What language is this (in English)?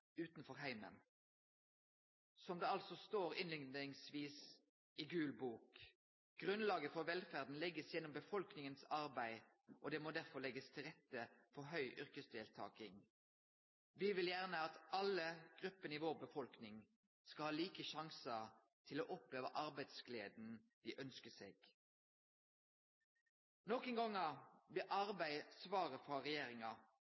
Norwegian Nynorsk